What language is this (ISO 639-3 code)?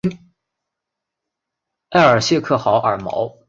zho